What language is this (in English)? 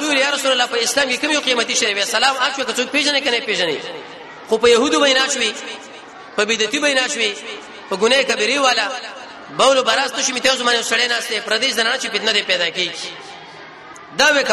Arabic